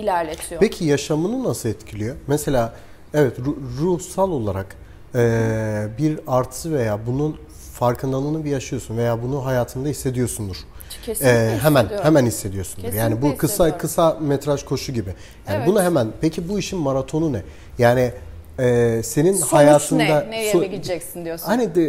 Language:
Turkish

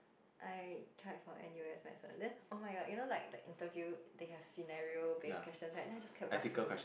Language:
English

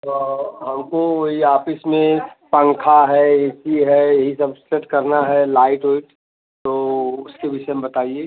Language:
Hindi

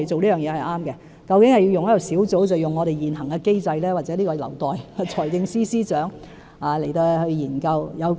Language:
Cantonese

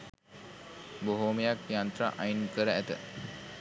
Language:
Sinhala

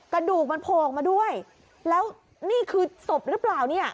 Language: Thai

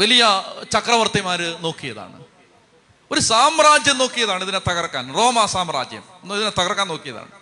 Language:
Malayalam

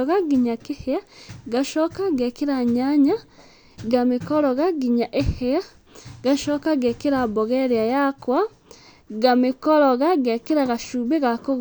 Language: Kikuyu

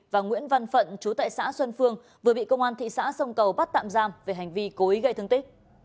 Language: Vietnamese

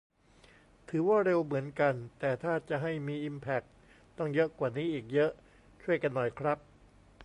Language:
Thai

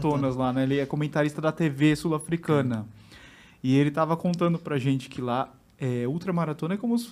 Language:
Portuguese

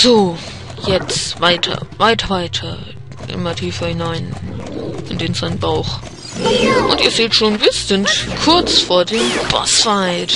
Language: German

